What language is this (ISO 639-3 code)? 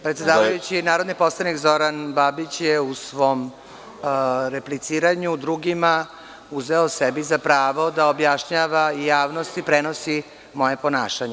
srp